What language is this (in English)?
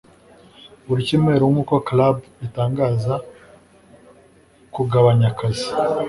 Kinyarwanda